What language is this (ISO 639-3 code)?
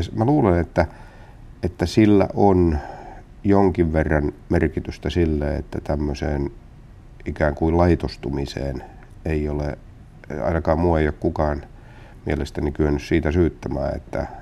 fin